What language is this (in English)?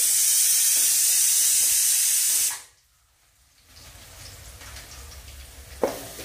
Malayalam